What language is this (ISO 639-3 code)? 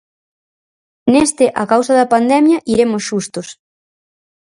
glg